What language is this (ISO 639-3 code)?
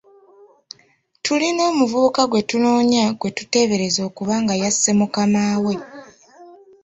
lug